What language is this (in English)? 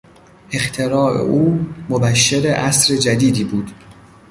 Persian